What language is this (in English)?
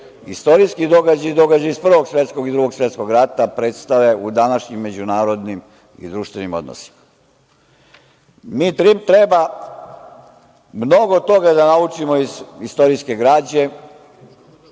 Serbian